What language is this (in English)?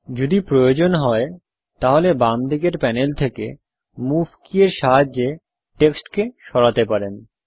Bangla